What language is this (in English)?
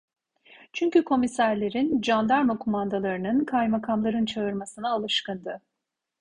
Turkish